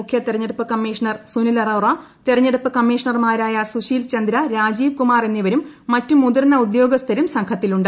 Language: Malayalam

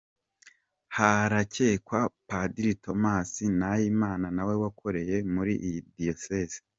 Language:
Kinyarwanda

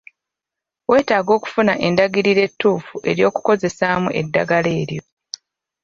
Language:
Ganda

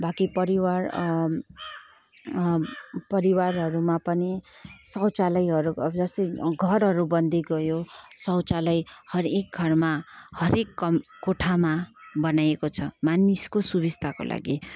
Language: Nepali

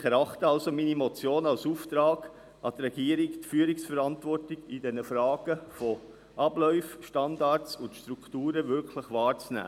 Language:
Swiss German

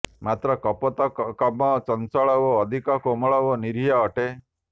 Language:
Odia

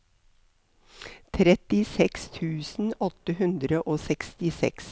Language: Norwegian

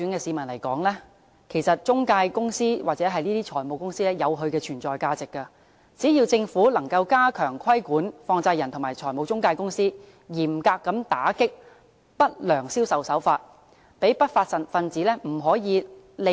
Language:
Cantonese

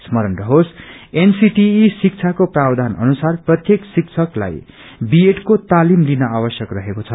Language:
Nepali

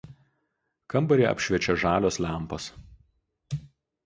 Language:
Lithuanian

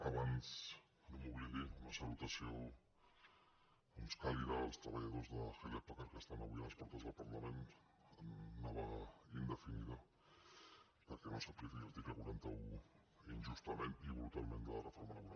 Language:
Catalan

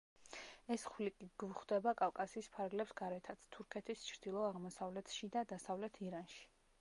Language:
Georgian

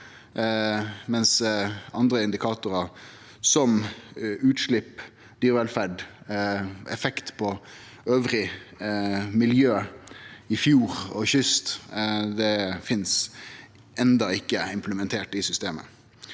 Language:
Norwegian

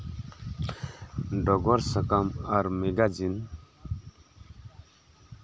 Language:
Santali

